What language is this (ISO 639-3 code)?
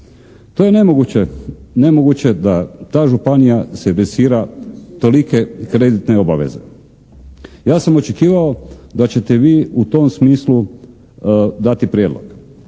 hrv